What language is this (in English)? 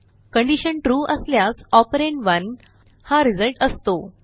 Marathi